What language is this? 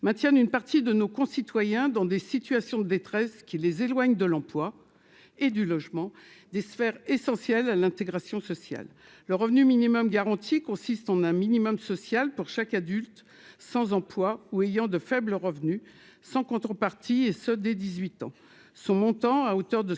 French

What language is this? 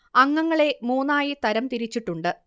Malayalam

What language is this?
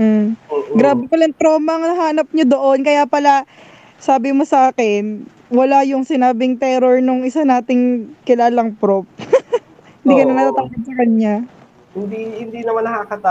Filipino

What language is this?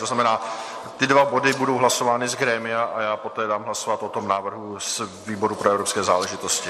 Czech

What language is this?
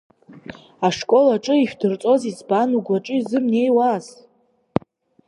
Abkhazian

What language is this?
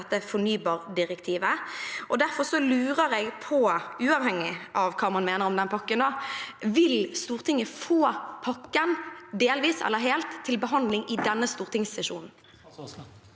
Norwegian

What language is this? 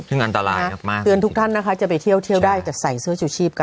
Thai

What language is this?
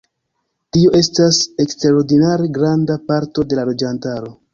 Esperanto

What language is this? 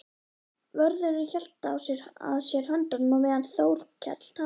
Icelandic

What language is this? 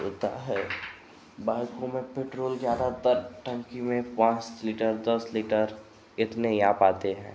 Hindi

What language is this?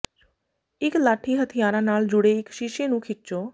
Punjabi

